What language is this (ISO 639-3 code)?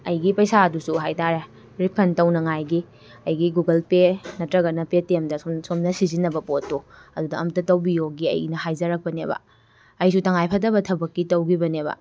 mni